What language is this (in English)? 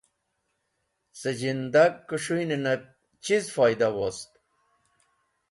Wakhi